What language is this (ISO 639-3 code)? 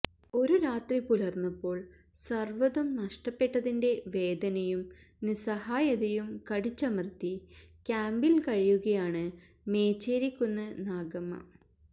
mal